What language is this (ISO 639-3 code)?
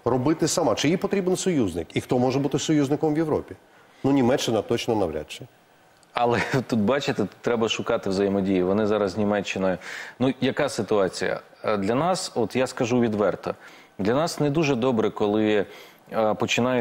ukr